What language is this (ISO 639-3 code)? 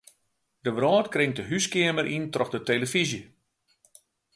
fry